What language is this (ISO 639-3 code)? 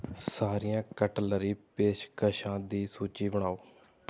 pan